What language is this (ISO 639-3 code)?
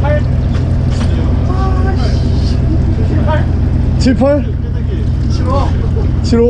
kor